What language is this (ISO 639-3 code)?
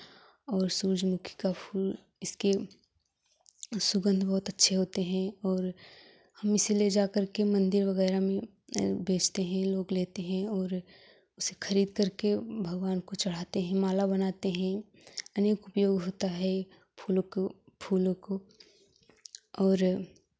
hin